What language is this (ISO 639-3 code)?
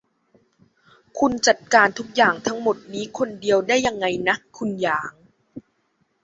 tha